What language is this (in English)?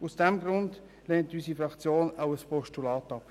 Swiss German